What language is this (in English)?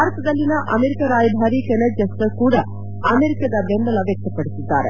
Kannada